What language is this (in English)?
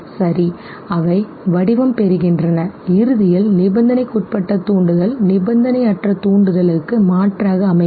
Tamil